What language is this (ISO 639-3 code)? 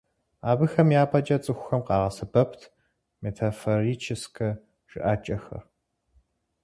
kbd